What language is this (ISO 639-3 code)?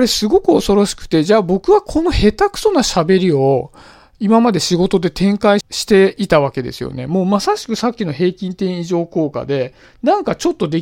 jpn